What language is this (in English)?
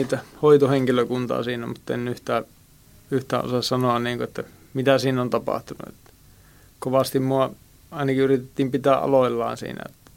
Finnish